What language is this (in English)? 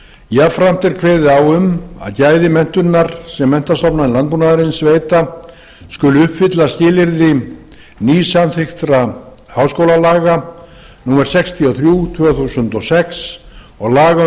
Icelandic